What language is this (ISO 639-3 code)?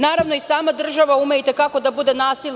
srp